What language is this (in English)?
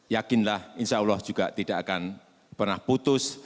Indonesian